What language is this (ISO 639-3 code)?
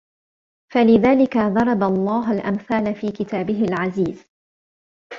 ara